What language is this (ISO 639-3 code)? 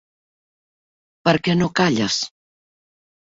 cat